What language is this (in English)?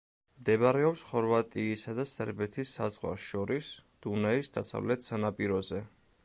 Georgian